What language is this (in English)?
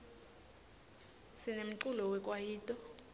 Swati